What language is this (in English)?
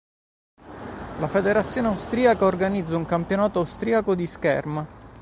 Italian